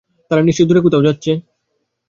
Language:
Bangla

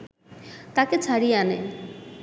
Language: Bangla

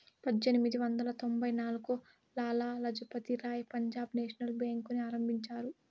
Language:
Telugu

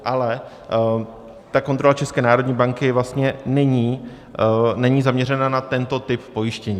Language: Czech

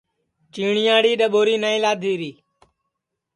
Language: Sansi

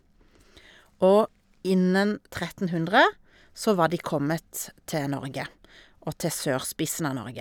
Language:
Norwegian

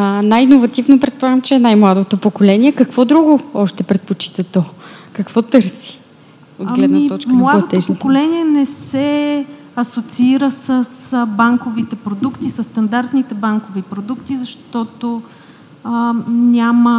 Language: Bulgarian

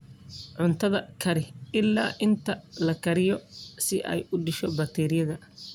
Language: Somali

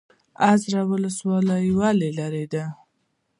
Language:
Pashto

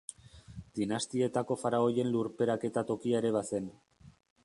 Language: Basque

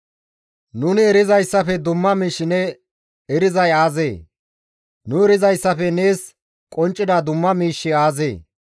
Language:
Gamo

